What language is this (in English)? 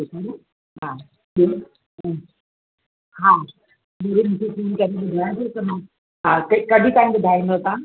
Sindhi